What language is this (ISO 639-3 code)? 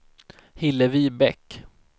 swe